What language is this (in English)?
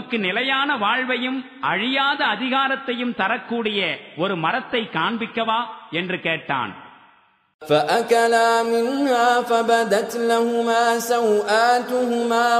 Arabic